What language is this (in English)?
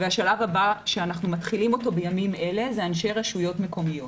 Hebrew